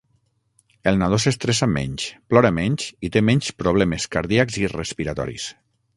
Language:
Catalan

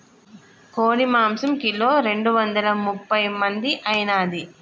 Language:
Telugu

